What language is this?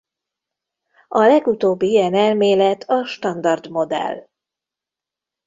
Hungarian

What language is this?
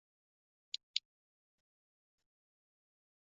Chinese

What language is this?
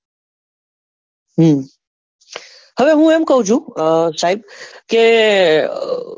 Gujarati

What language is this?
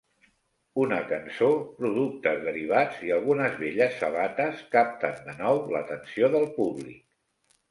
Catalan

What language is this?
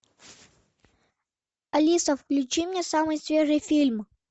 Russian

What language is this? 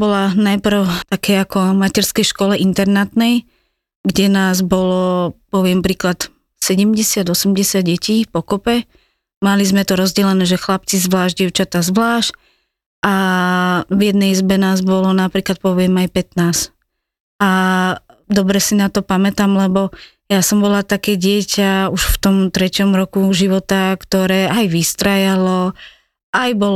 Slovak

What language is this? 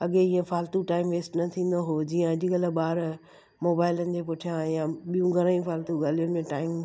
Sindhi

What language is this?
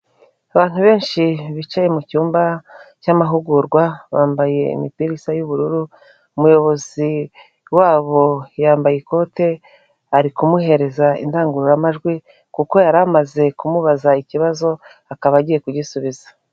Kinyarwanda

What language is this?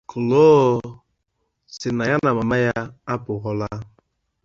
English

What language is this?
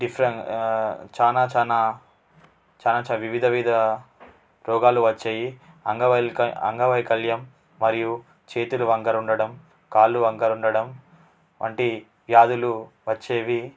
Telugu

